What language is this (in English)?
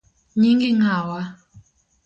Luo (Kenya and Tanzania)